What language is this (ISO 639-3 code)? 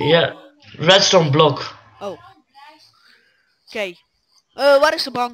nld